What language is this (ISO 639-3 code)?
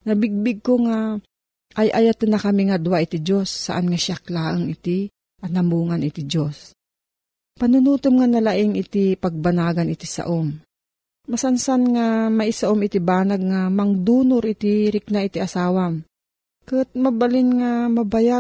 fil